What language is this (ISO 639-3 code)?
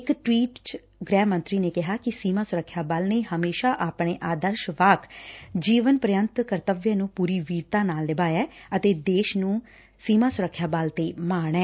pan